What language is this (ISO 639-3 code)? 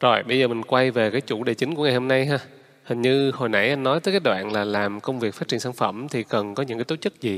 vie